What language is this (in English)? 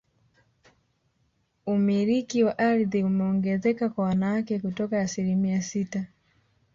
Swahili